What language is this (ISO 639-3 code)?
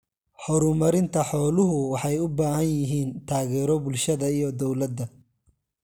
som